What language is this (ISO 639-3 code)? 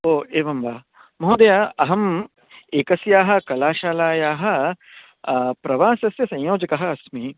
san